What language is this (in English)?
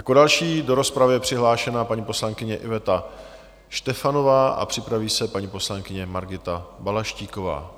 Czech